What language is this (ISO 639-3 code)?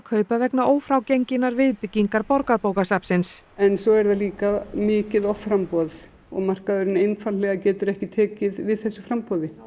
isl